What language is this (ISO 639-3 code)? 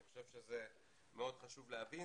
heb